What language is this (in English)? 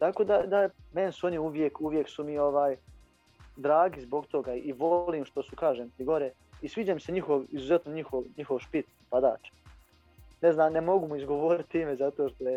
Croatian